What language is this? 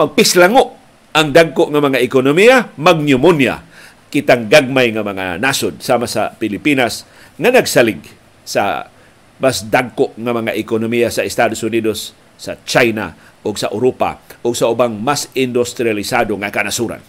Filipino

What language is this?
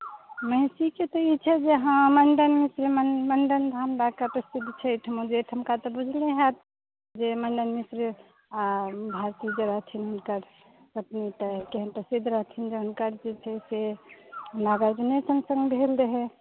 Maithili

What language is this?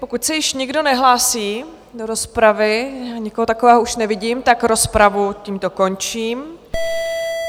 Czech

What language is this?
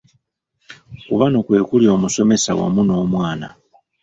Ganda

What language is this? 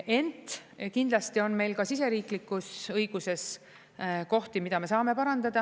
Estonian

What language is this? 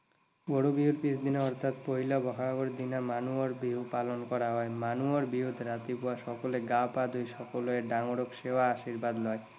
Assamese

